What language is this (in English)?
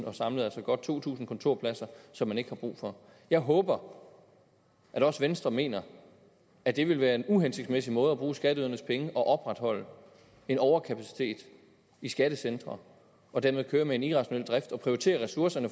Danish